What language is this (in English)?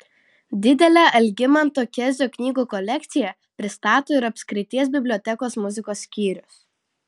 Lithuanian